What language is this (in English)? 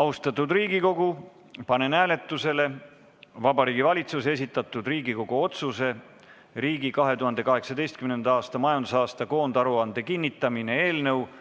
Estonian